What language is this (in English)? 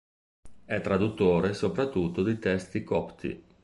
Italian